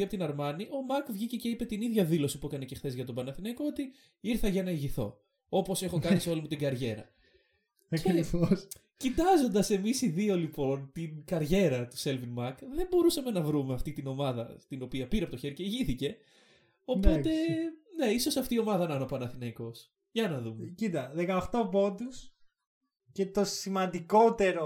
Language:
Greek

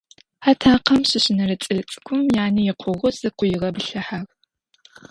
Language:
Adyghe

